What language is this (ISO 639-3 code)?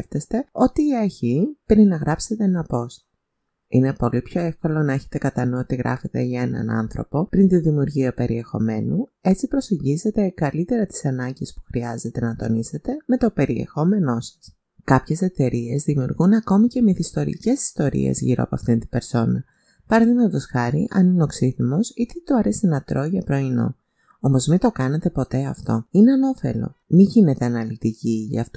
ell